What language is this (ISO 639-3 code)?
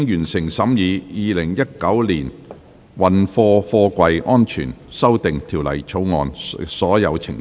yue